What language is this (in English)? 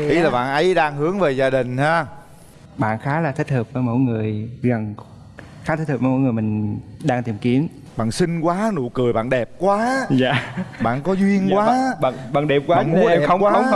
Vietnamese